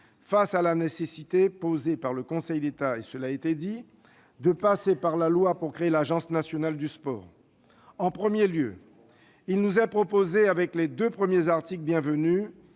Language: French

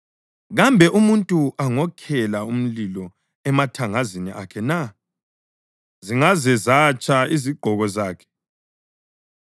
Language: North Ndebele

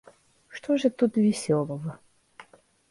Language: Russian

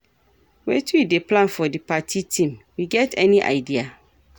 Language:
Nigerian Pidgin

